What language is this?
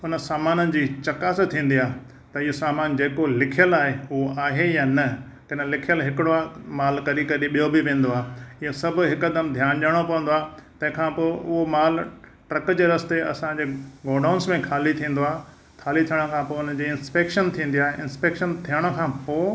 Sindhi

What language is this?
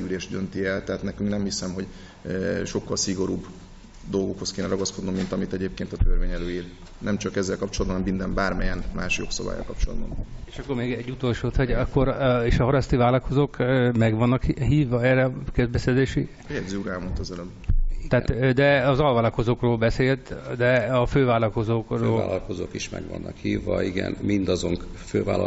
Hungarian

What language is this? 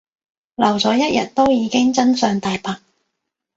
Cantonese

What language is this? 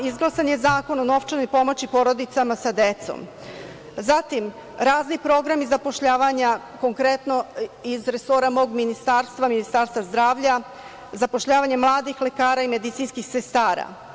Serbian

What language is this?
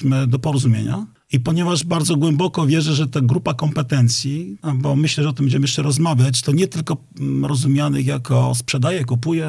Polish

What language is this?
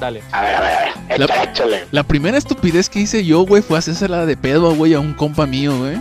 Spanish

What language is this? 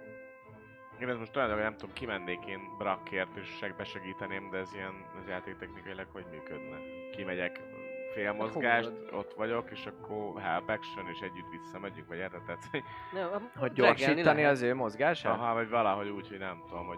Hungarian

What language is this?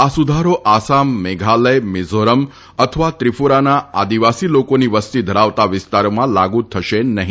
Gujarati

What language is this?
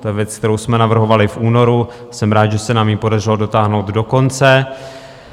Czech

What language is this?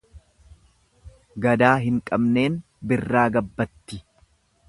Oromo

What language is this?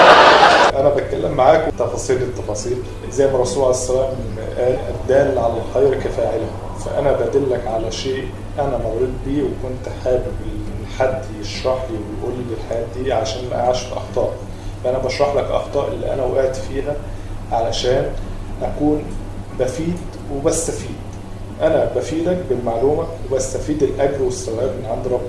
Arabic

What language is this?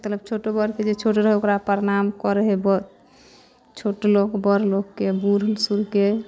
Maithili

